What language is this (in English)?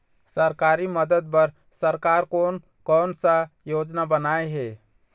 Chhattisgarhi